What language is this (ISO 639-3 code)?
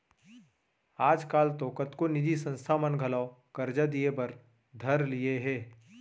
hne